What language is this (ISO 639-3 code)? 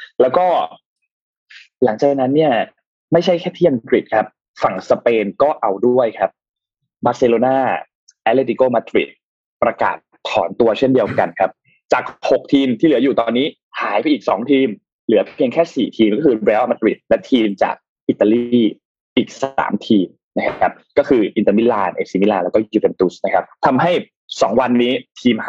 tha